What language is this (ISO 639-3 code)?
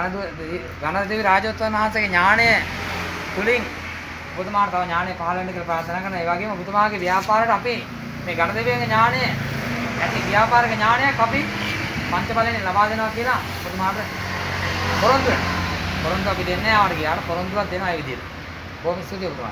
tur